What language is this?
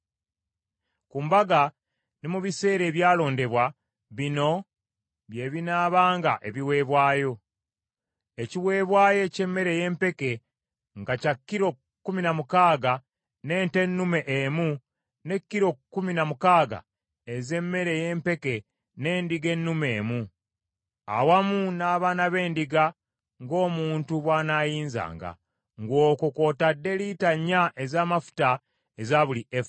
Ganda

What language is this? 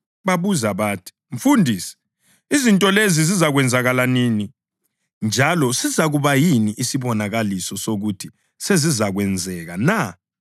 North Ndebele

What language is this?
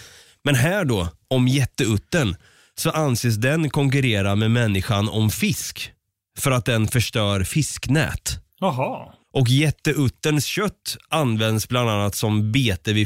Swedish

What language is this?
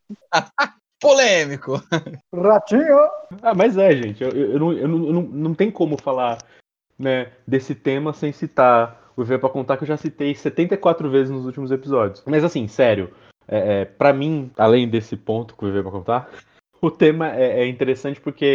Portuguese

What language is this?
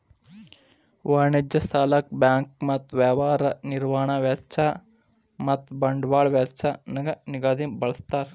Kannada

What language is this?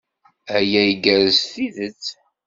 Kabyle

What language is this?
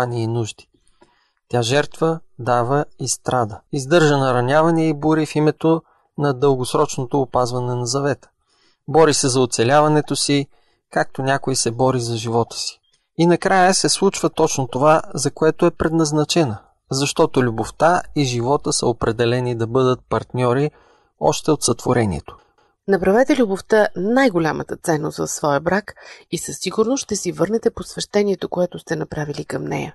Bulgarian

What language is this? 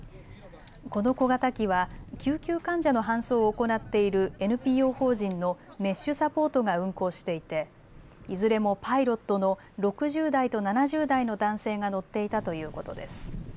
Japanese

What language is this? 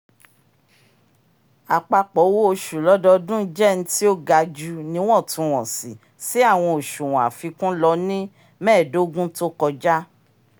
Yoruba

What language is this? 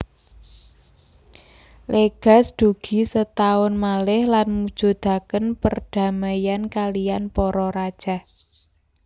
Javanese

